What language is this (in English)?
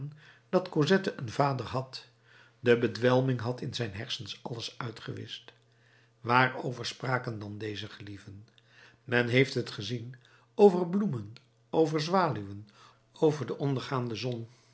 Dutch